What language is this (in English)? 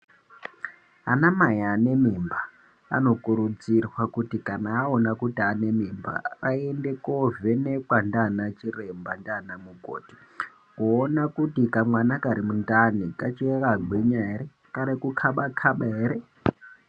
Ndau